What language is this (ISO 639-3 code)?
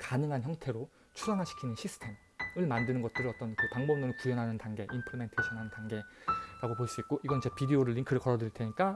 kor